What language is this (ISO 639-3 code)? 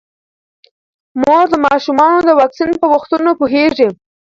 pus